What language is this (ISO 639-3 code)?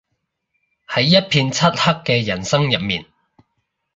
yue